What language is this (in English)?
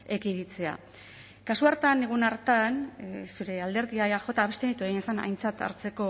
Basque